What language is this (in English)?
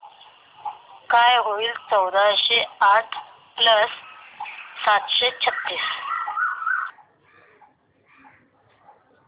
Marathi